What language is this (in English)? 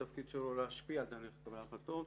Hebrew